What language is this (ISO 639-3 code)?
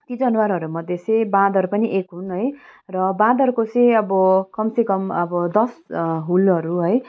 nep